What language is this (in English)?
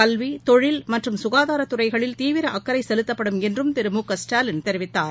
Tamil